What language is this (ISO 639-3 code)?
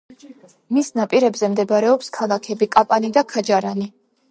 kat